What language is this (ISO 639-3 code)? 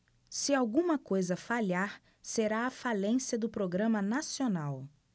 por